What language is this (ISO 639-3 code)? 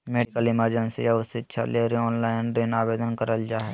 mag